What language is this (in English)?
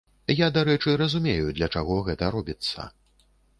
Belarusian